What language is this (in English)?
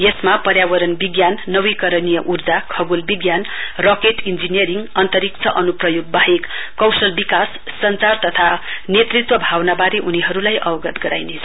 Nepali